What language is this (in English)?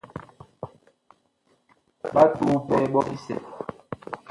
Bakoko